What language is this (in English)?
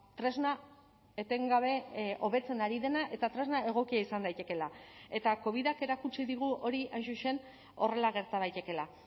Basque